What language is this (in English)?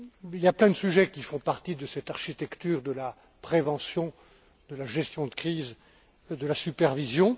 French